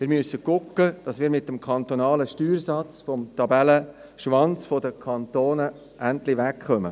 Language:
Swiss German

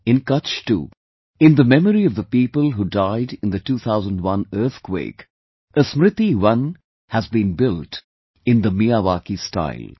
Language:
English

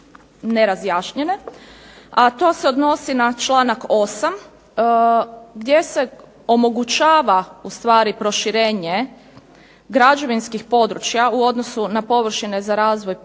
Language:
Croatian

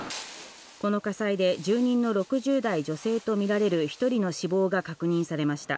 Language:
Japanese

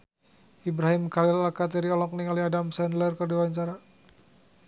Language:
Sundanese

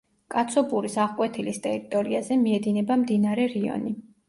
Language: Georgian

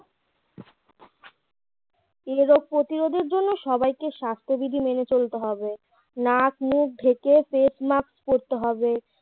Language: Bangla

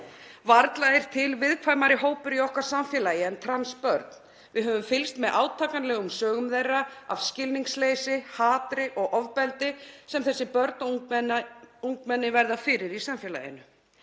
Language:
Icelandic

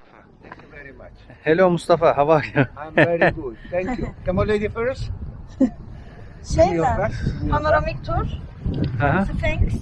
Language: Turkish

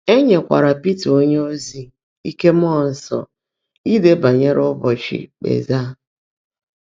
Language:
Igbo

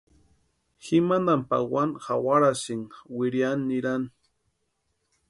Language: Western Highland Purepecha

